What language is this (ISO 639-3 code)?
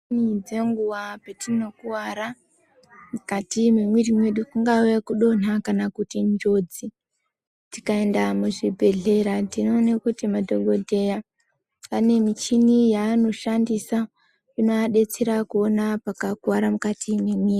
ndc